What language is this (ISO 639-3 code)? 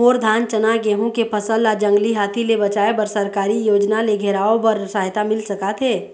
hne